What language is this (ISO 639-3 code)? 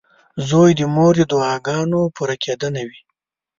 pus